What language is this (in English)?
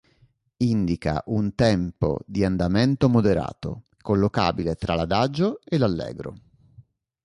Italian